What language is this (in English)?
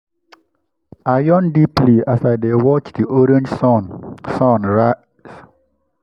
Nigerian Pidgin